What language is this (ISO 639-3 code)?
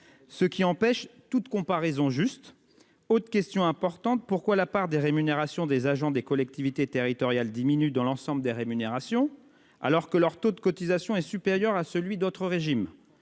fra